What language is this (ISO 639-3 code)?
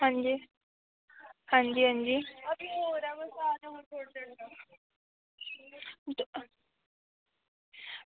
doi